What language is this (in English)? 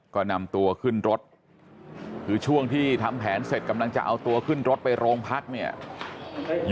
Thai